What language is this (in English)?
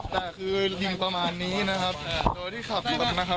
Thai